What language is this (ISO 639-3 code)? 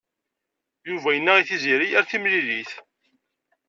kab